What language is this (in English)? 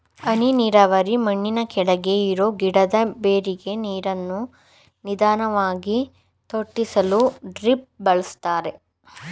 Kannada